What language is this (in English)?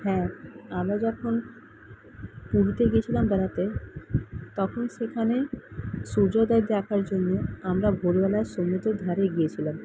Bangla